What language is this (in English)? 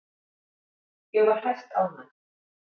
Icelandic